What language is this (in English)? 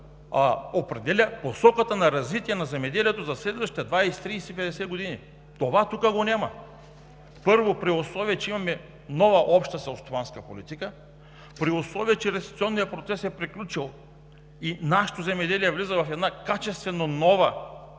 Bulgarian